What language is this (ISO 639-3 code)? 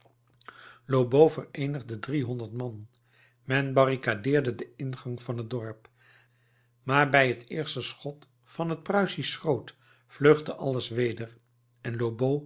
nld